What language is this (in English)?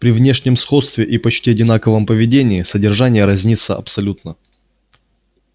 Russian